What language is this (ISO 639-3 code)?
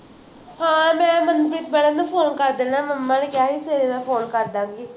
pan